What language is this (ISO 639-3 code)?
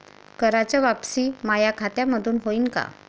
mar